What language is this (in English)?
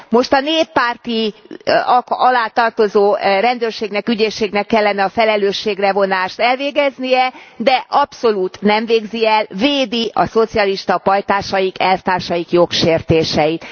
Hungarian